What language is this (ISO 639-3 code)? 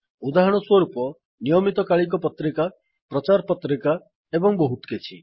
ori